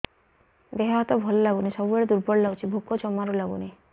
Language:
Odia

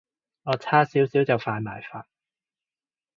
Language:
Cantonese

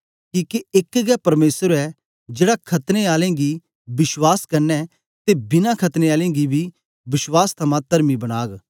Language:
Dogri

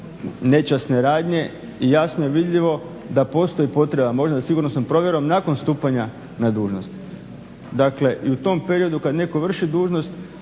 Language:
Croatian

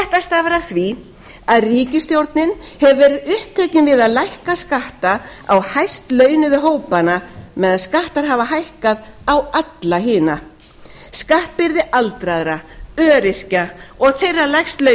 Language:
Icelandic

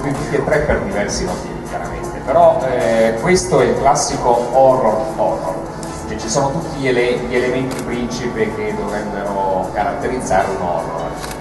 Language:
Italian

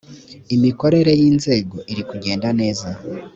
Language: Kinyarwanda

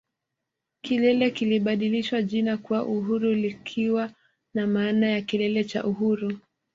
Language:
Swahili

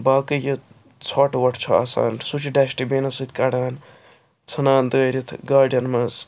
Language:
Kashmiri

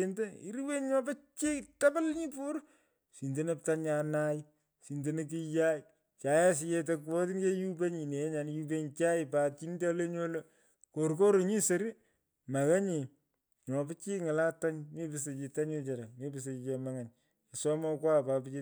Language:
Pökoot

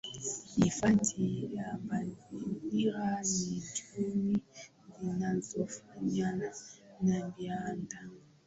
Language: Swahili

